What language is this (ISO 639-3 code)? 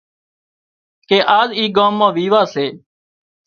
kxp